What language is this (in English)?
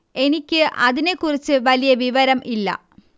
Malayalam